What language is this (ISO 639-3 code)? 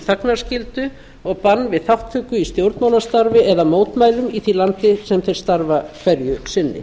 isl